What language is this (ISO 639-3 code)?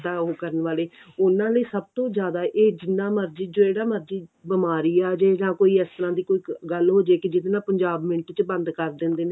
pan